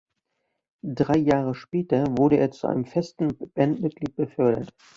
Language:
German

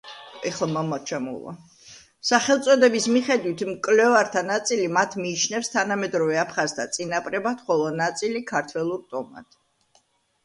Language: Georgian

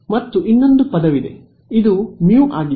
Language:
Kannada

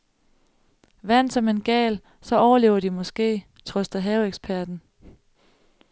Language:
Danish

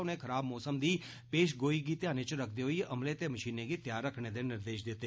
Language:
Dogri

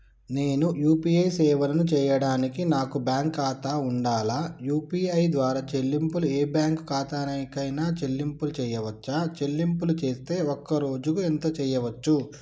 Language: Telugu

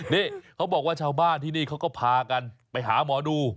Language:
Thai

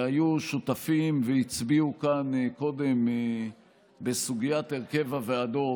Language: Hebrew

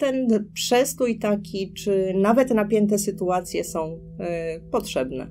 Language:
Polish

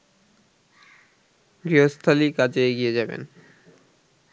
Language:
Bangla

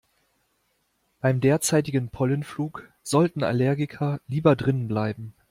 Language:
German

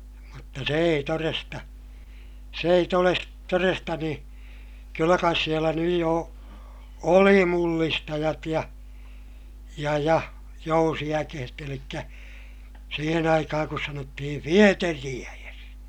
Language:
Finnish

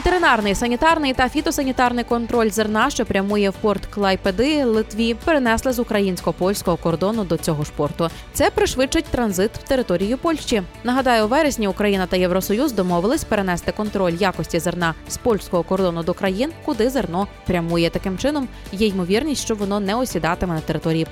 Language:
Ukrainian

